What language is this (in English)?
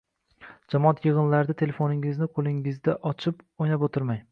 Uzbek